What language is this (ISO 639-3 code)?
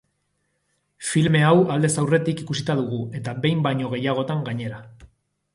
eus